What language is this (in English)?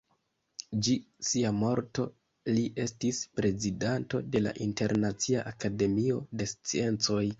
Esperanto